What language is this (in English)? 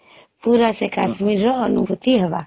Odia